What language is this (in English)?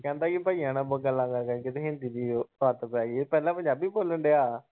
Punjabi